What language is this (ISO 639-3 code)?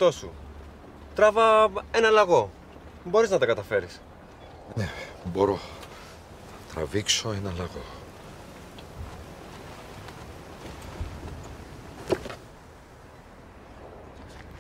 ell